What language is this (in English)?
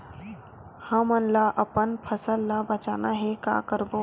Chhattisgarhi